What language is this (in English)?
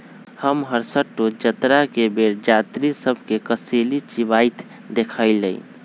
Magahi